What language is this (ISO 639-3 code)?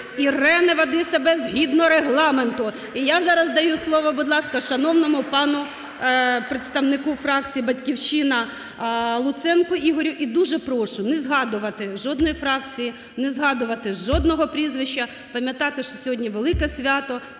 ukr